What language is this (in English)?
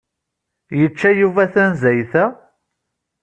Kabyle